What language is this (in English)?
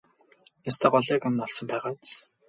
Mongolian